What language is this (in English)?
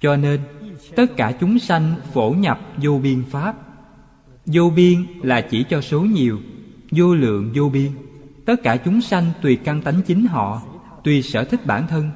Vietnamese